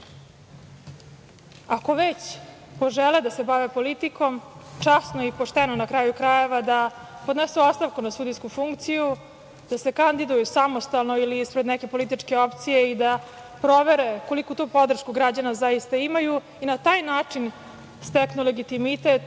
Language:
Serbian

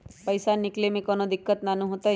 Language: Magahi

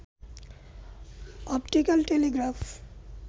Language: Bangla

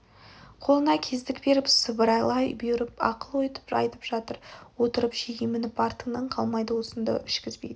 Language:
Kazakh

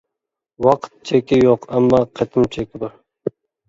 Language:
Uyghur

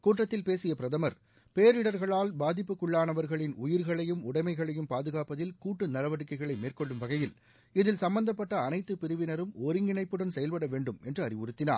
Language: Tamil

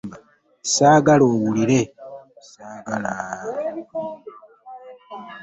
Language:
Ganda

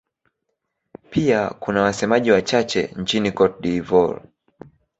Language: Swahili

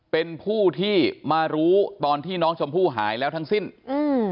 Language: Thai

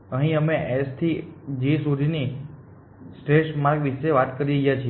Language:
Gujarati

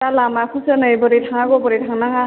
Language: Bodo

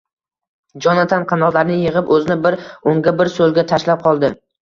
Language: Uzbek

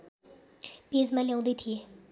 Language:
Nepali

